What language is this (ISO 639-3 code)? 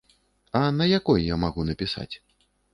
bel